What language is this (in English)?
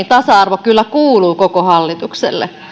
Finnish